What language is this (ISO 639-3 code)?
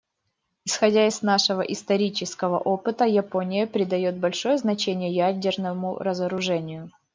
rus